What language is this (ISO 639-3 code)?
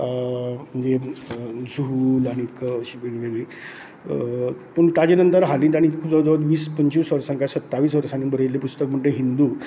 kok